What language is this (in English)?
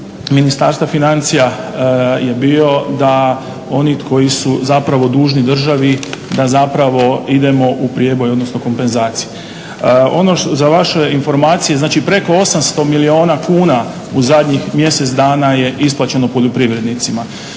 Croatian